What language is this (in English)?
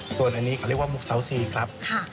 Thai